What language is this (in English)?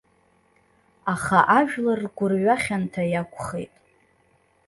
Abkhazian